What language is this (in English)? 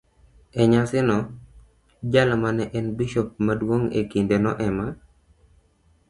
Luo (Kenya and Tanzania)